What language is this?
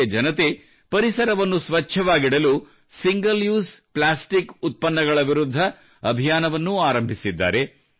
Kannada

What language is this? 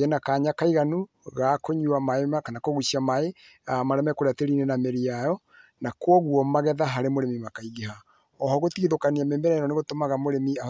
Kikuyu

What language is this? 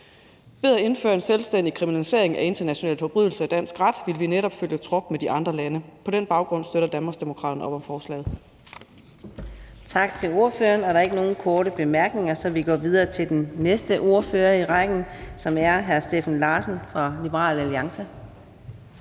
Danish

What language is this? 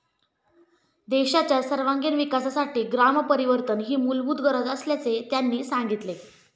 Marathi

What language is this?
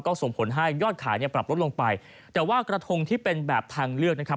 Thai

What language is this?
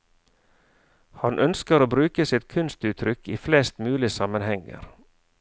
Norwegian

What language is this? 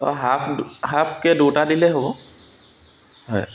Assamese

